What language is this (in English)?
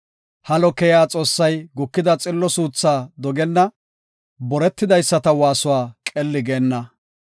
Gofa